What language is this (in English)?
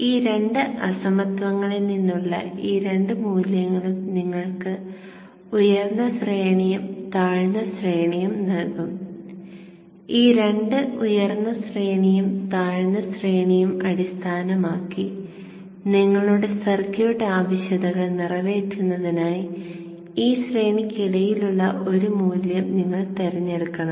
Malayalam